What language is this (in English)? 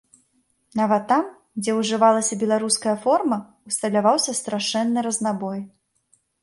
Belarusian